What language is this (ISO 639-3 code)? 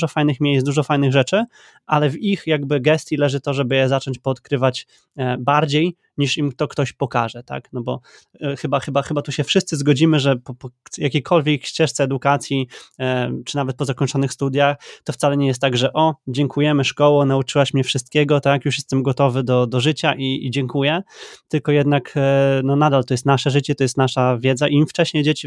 pol